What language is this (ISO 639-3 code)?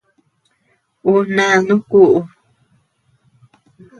cux